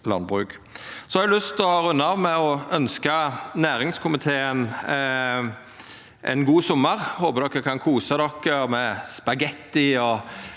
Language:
Norwegian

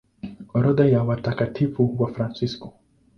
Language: Swahili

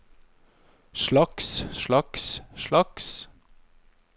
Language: Norwegian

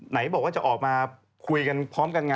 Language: Thai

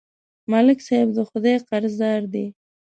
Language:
Pashto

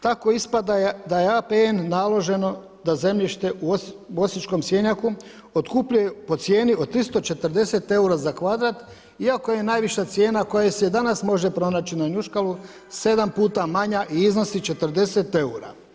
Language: Croatian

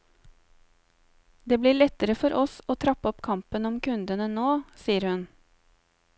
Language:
Norwegian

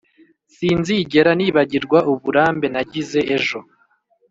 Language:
Kinyarwanda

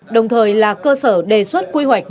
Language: Vietnamese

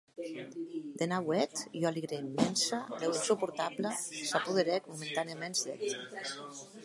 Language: Occitan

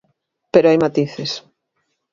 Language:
Galician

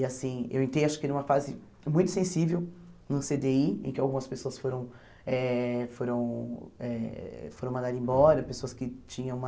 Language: Portuguese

